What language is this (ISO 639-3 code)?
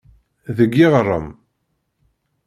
kab